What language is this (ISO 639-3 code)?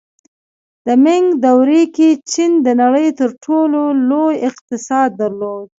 pus